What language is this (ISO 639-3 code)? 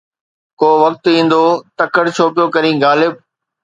snd